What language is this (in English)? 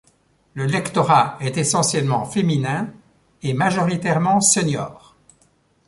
French